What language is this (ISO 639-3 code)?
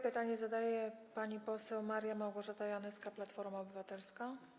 pol